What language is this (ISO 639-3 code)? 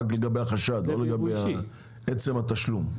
heb